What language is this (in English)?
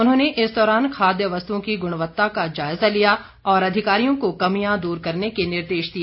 Hindi